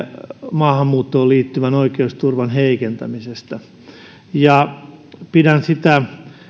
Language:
Finnish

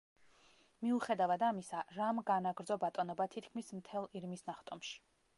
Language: Georgian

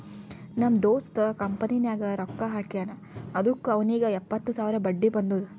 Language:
Kannada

